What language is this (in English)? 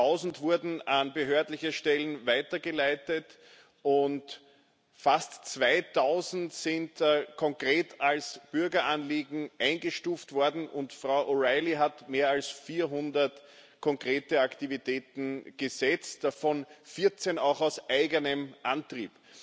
German